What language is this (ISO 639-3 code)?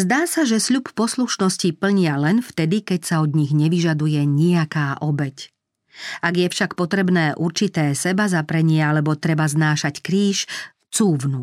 slk